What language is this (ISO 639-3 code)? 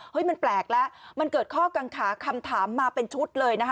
tha